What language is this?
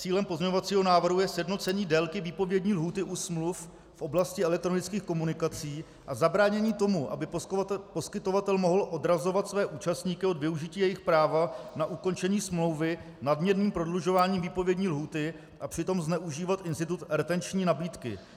Czech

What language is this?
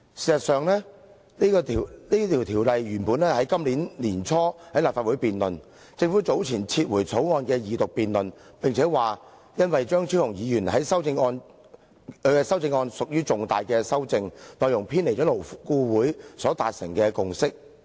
Cantonese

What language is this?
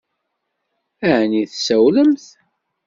Kabyle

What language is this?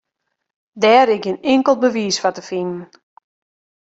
Western Frisian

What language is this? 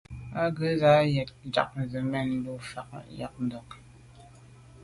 Medumba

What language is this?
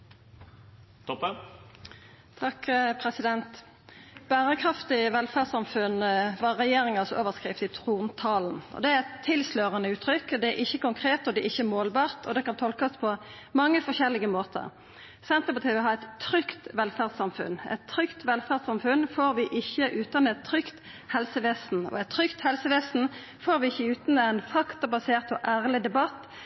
Norwegian Nynorsk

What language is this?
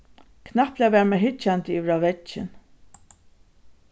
Faroese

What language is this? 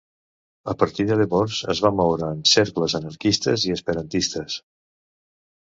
Catalan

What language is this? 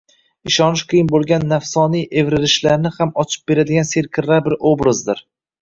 Uzbek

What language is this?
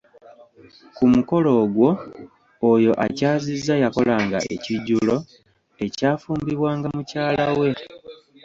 Ganda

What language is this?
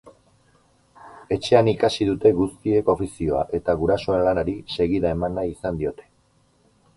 Basque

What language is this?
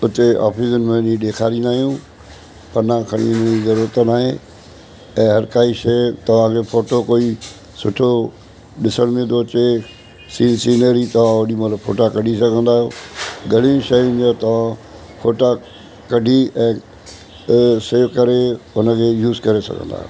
Sindhi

